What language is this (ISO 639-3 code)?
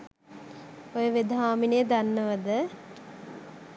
sin